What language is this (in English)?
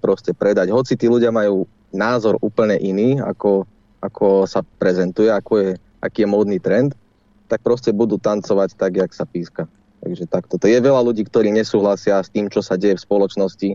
Slovak